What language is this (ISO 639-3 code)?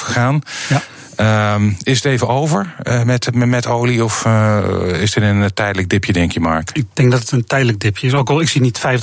nld